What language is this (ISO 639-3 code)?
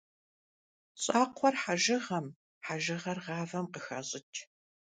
kbd